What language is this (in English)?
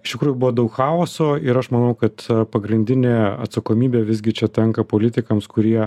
Lithuanian